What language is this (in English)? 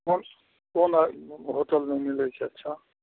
Maithili